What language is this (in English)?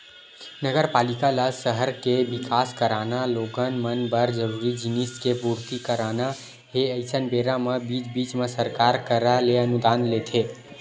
Chhattisgarhi